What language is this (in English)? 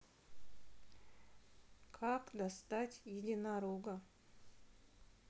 Russian